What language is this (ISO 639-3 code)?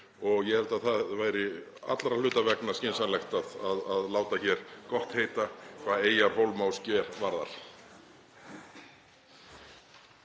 isl